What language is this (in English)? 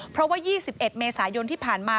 Thai